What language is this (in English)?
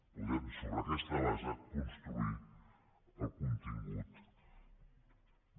Catalan